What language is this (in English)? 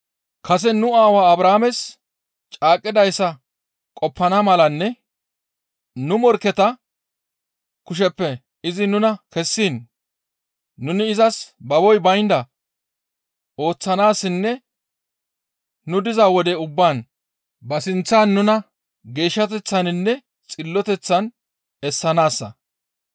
Gamo